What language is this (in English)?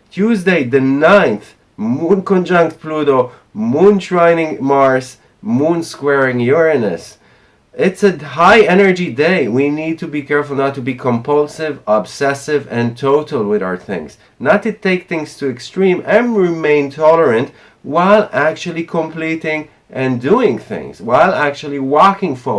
English